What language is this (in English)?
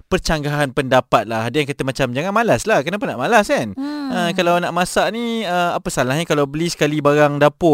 Malay